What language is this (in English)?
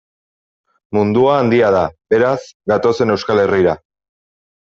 Basque